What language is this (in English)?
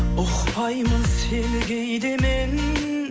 Kazakh